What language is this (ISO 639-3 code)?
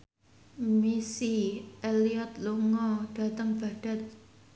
jav